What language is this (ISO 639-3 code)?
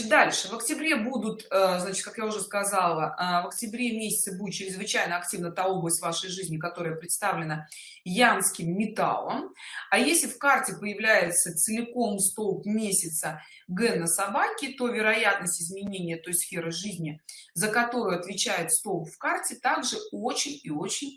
rus